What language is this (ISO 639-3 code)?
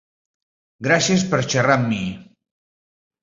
cat